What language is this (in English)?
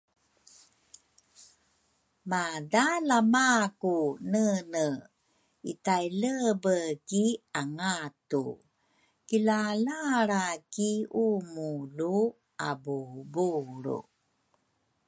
Rukai